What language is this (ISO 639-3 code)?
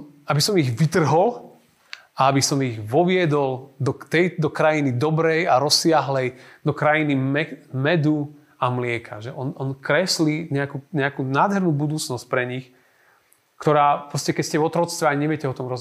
slk